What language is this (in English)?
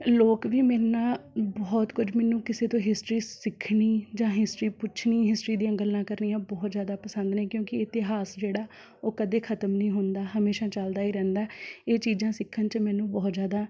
Punjabi